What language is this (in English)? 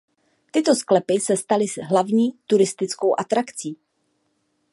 Czech